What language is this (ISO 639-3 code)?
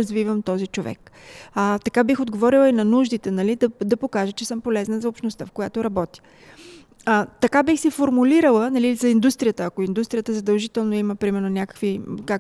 bul